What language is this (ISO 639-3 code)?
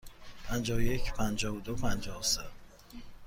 fas